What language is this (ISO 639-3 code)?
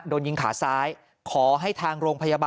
tha